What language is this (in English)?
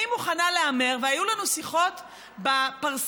Hebrew